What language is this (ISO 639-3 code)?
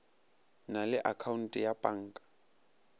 nso